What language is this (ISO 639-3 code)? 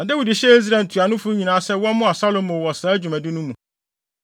aka